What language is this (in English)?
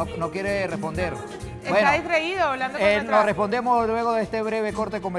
Spanish